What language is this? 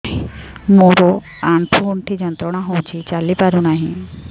Odia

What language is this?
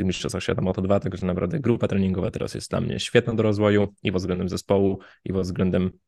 Polish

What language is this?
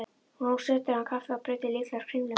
Icelandic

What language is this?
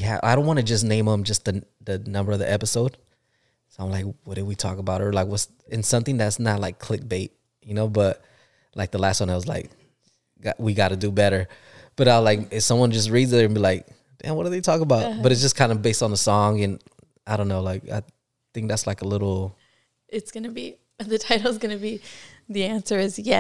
English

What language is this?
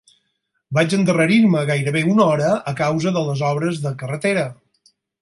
Catalan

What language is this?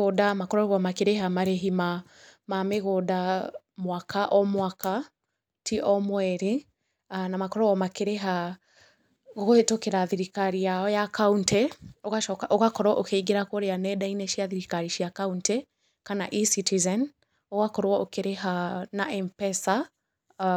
Kikuyu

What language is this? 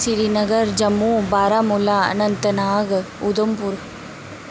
Dogri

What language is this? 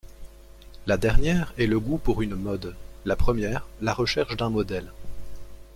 French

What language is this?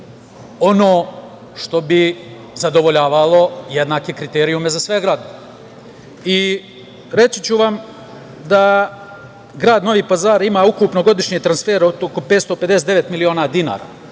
Serbian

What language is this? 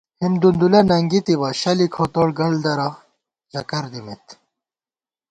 Gawar-Bati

